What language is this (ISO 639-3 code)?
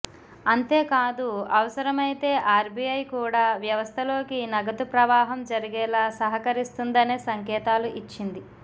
tel